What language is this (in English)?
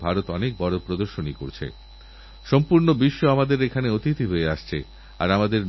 Bangla